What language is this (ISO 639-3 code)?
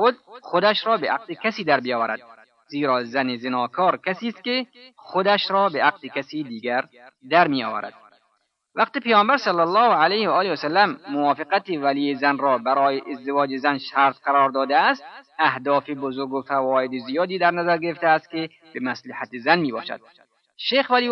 fas